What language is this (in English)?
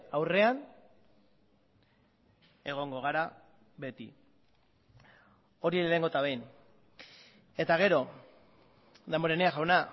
Basque